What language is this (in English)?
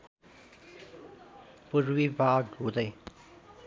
Nepali